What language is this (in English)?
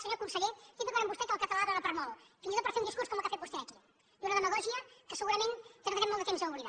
Catalan